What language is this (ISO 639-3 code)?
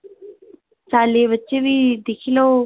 doi